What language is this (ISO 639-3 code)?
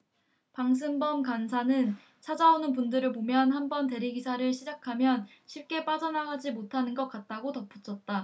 kor